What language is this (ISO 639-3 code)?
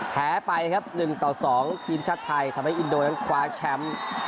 tha